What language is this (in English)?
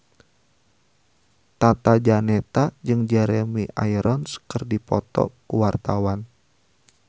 Sundanese